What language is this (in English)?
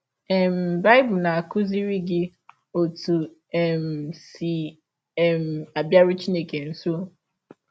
Igbo